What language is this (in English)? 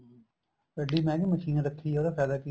Punjabi